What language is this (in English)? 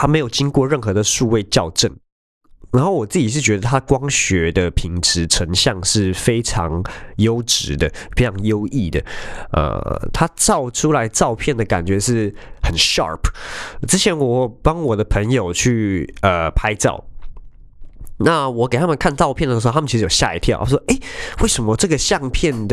Chinese